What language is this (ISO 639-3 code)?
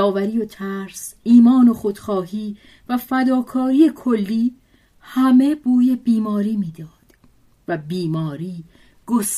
fas